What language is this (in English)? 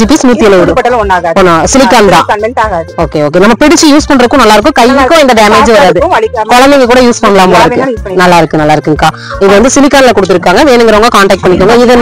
Romanian